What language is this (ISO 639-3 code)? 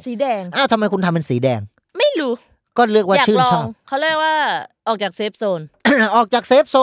tha